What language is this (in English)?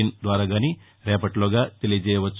Telugu